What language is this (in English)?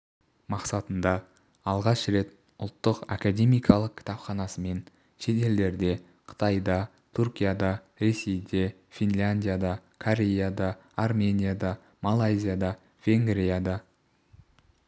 Kazakh